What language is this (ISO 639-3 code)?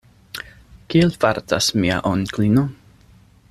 epo